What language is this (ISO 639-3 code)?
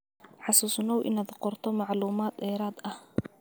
som